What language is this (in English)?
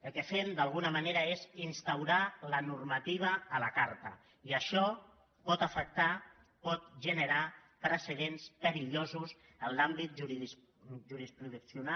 Catalan